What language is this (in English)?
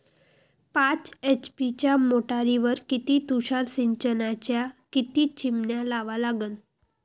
Marathi